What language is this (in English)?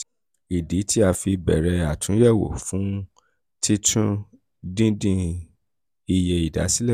Yoruba